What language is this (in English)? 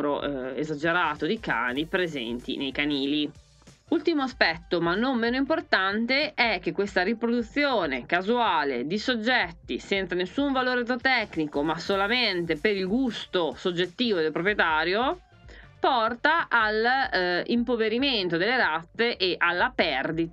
Italian